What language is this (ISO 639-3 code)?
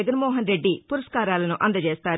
tel